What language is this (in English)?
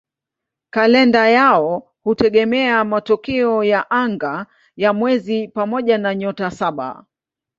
Swahili